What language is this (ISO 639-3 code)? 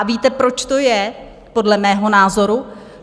ces